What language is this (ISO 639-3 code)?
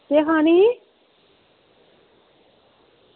doi